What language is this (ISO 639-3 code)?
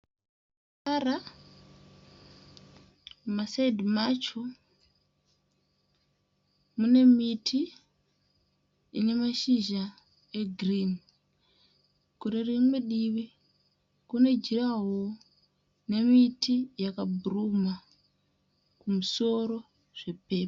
sna